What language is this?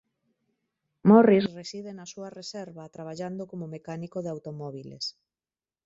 Galician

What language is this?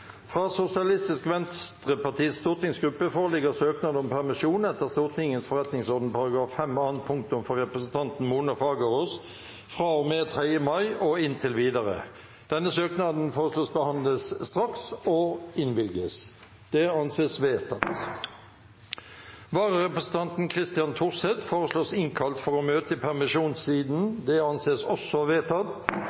Norwegian Bokmål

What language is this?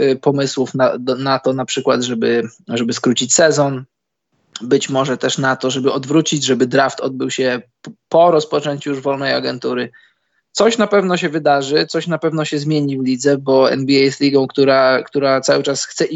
Polish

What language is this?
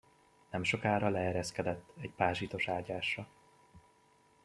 Hungarian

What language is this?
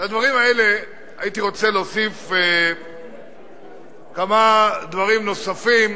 Hebrew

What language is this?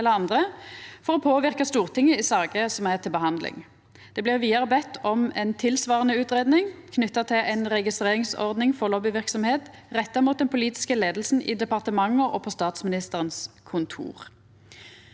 Norwegian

